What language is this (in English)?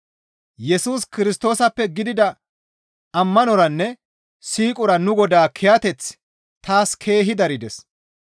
Gamo